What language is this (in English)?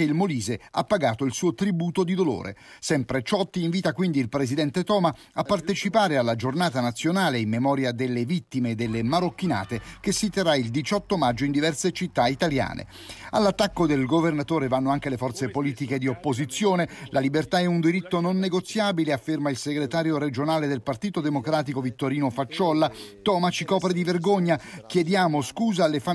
Italian